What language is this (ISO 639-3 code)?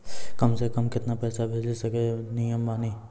mai